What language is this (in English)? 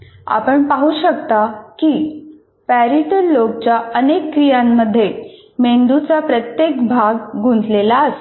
Marathi